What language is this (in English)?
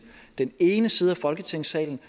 Danish